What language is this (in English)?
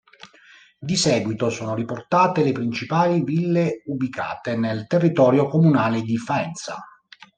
Italian